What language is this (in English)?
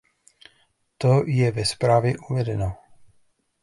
Czech